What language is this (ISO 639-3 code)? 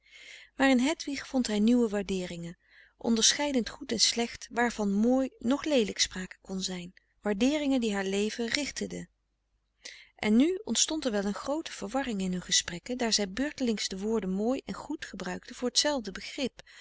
nld